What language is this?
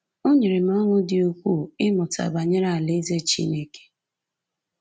Igbo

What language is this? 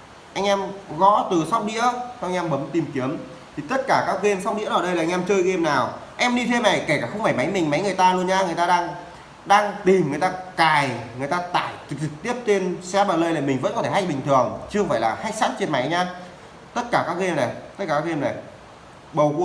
Vietnamese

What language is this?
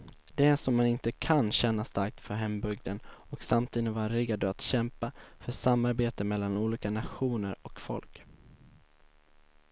Swedish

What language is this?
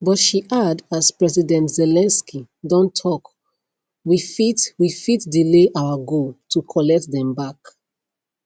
Nigerian Pidgin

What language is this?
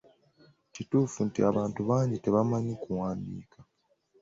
Ganda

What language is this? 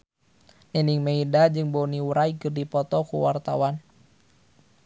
Sundanese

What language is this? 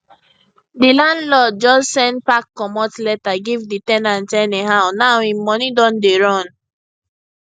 Nigerian Pidgin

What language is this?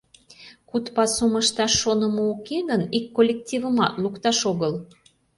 Mari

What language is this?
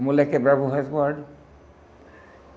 Portuguese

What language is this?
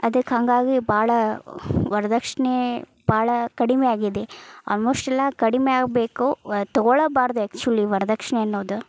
Kannada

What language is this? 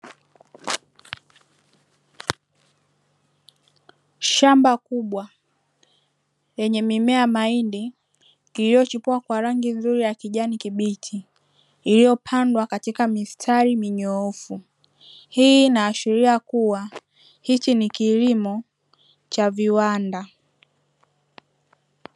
Swahili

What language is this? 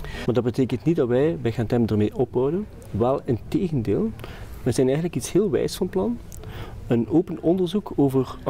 Dutch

